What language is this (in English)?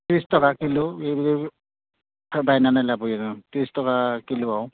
Bodo